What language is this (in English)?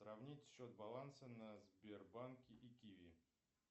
Russian